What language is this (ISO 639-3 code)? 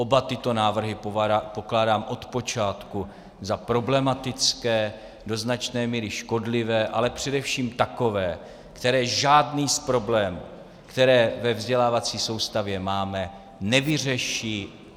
ces